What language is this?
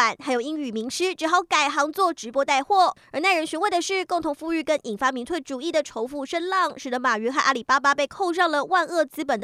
Chinese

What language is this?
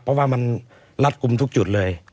Thai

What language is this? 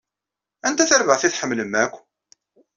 Kabyle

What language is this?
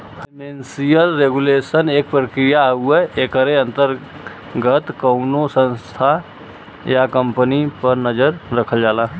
Bhojpuri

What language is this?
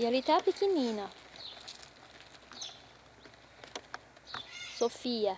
Portuguese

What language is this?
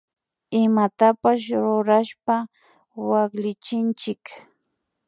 Imbabura Highland Quichua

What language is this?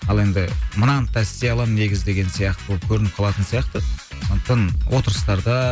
Kazakh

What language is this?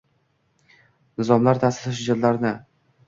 Uzbek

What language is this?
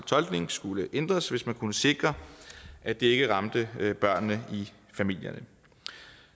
Danish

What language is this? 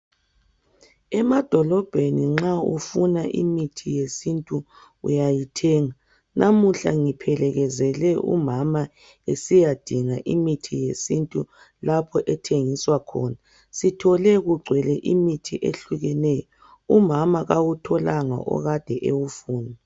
North Ndebele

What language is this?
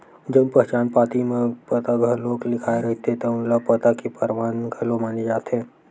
Chhattisgarhi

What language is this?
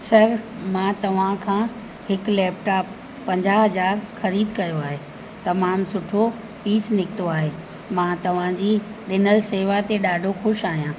Sindhi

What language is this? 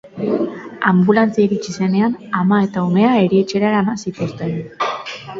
Basque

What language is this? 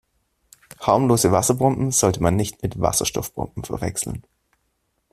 German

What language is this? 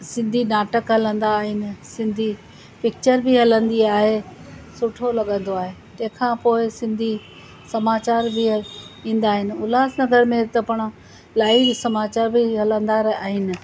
Sindhi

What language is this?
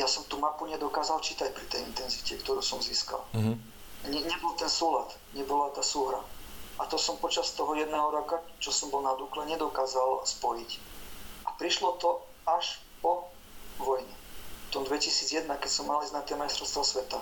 Slovak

